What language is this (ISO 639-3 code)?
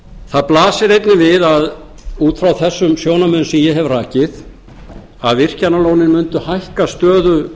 isl